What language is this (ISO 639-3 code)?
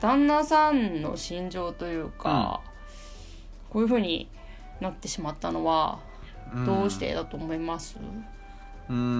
jpn